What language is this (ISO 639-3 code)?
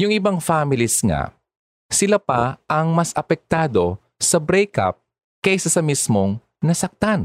fil